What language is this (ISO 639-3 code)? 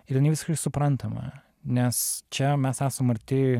lit